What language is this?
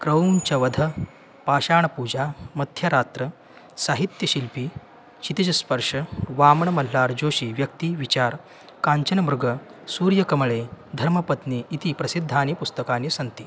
Sanskrit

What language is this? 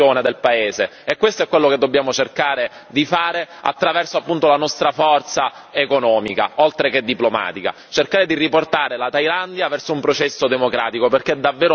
Italian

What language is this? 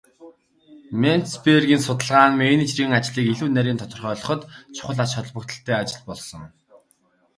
Mongolian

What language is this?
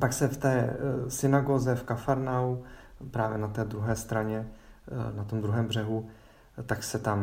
Czech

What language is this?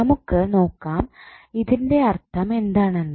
Malayalam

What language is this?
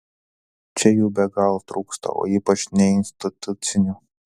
Lithuanian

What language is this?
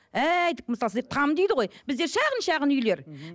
Kazakh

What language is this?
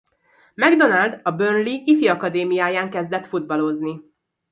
Hungarian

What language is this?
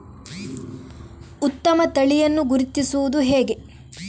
Kannada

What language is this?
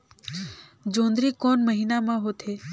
Chhattisgarhi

